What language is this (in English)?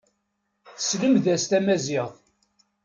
Kabyle